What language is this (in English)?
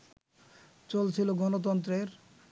Bangla